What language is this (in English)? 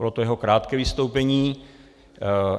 Czech